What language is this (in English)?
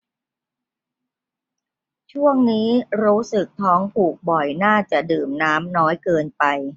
Thai